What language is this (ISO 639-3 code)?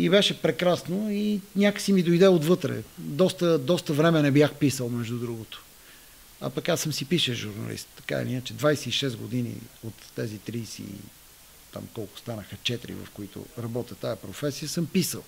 bul